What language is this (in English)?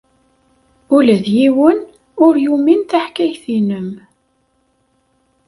Kabyle